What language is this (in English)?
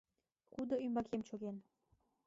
Mari